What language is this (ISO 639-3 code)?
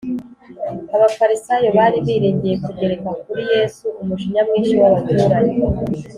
kin